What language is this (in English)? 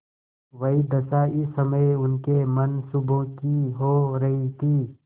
Hindi